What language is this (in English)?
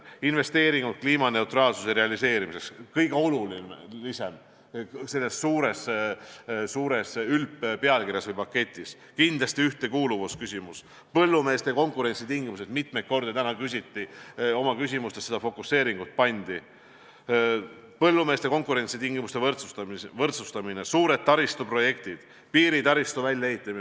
Estonian